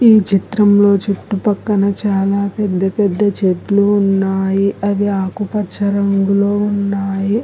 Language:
Telugu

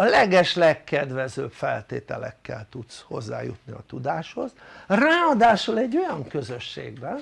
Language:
Hungarian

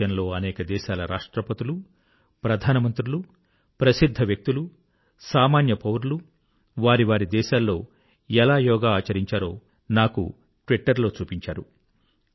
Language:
Telugu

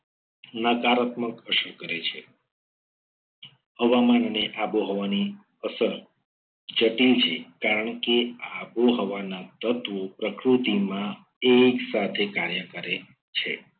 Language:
Gujarati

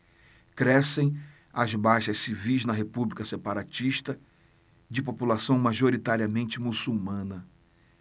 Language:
Portuguese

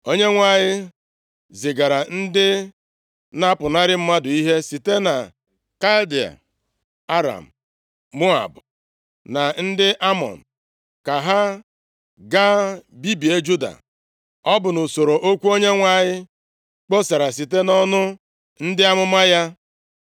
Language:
Igbo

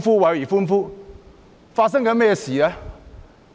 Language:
Cantonese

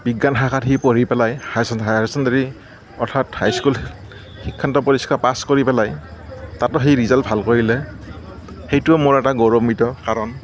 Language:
Assamese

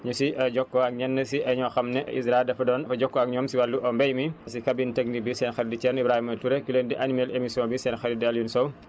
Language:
Wolof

